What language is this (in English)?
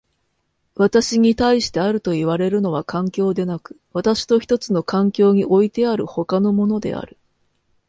Japanese